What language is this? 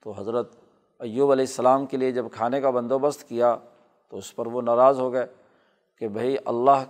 Urdu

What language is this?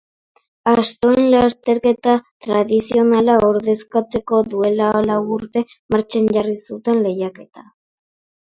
Basque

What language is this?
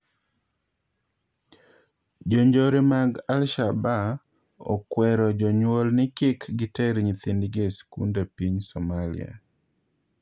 Luo (Kenya and Tanzania)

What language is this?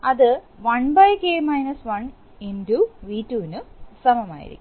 Malayalam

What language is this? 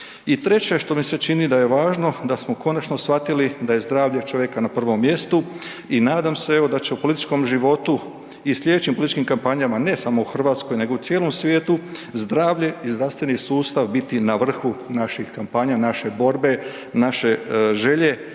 Croatian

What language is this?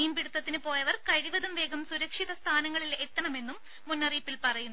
Malayalam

